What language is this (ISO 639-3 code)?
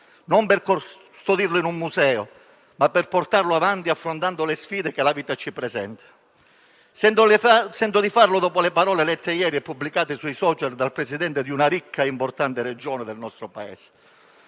ita